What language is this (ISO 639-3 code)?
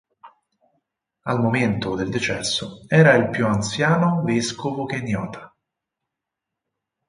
ita